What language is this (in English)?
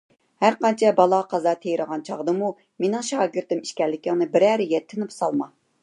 Uyghur